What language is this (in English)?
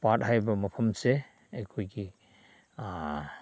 Manipuri